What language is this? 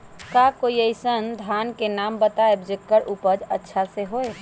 Magahi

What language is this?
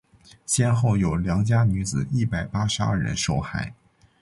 Chinese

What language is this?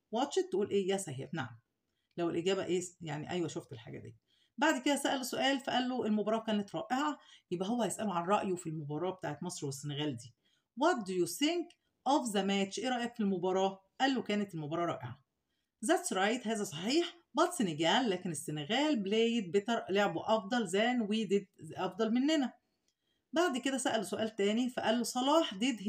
Arabic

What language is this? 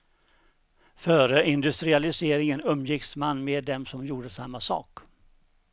Swedish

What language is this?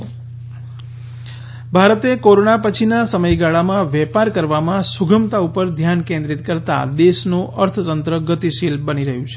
Gujarati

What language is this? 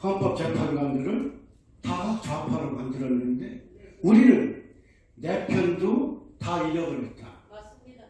Korean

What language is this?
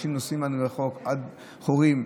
Hebrew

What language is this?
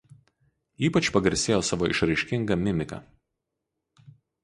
Lithuanian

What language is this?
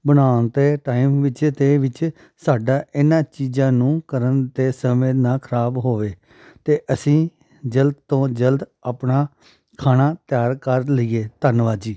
Punjabi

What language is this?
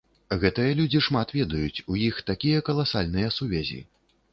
Belarusian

